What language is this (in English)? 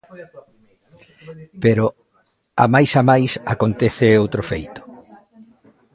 Galician